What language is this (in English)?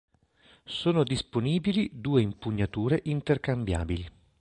Italian